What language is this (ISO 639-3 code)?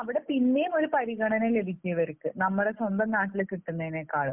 mal